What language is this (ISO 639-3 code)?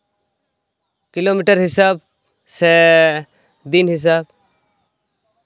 sat